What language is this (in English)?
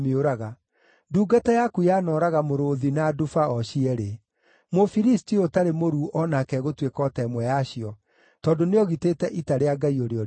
Kikuyu